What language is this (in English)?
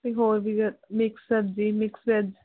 Punjabi